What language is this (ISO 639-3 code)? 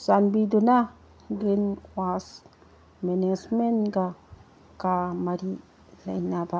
mni